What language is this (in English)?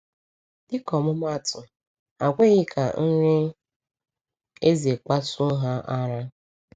Igbo